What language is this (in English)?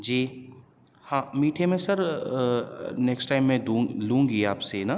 Urdu